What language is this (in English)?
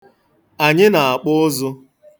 Igbo